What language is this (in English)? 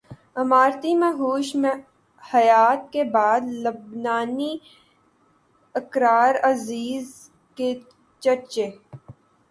Urdu